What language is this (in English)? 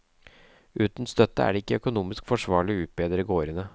Norwegian